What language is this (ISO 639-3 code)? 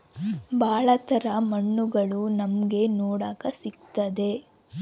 kan